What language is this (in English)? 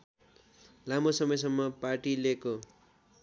Nepali